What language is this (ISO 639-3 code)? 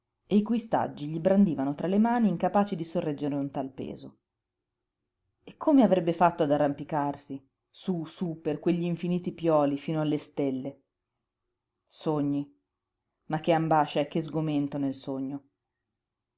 ita